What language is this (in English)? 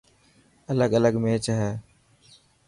Dhatki